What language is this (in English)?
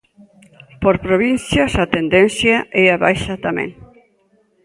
Galician